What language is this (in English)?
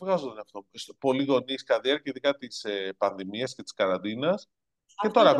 Greek